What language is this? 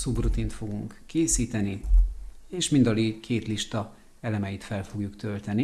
Hungarian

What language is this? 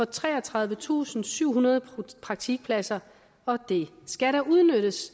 Danish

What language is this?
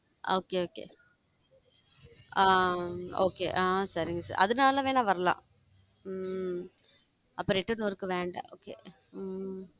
Tamil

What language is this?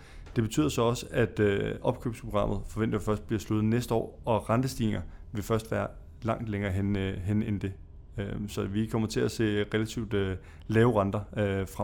Danish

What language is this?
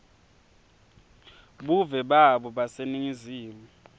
Swati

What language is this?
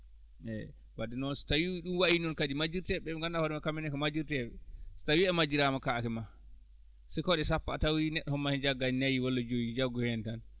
Fula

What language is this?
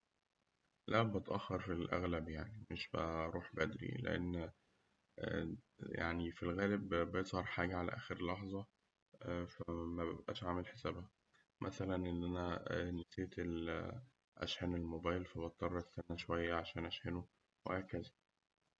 Egyptian Arabic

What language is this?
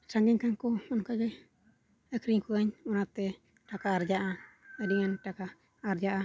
Santali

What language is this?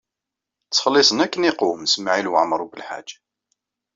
Kabyle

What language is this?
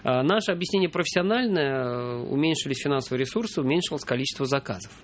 Russian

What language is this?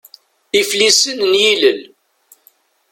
Kabyle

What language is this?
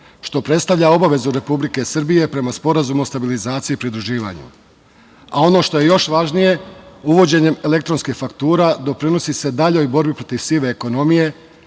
Serbian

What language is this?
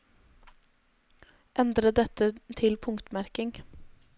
Norwegian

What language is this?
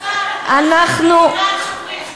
Hebrew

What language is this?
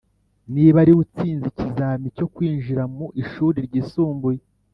Kinyarwanda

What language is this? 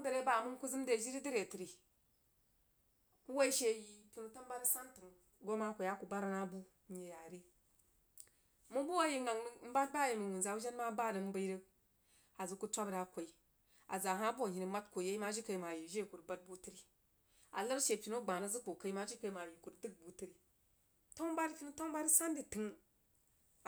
Jiba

